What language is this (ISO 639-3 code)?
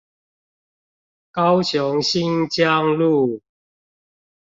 zho